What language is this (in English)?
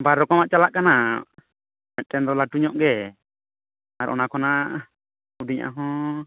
Santali